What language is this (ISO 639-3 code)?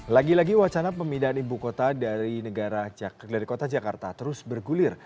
ind